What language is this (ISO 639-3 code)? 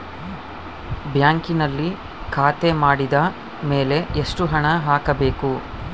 kan